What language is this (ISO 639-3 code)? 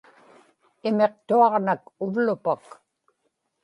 ipk